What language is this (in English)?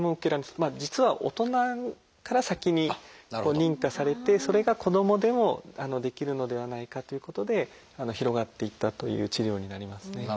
Japanese